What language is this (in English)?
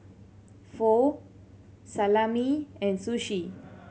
English